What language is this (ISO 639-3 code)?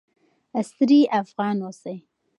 pus